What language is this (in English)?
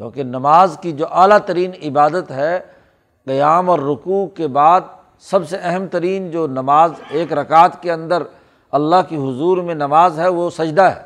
Urdu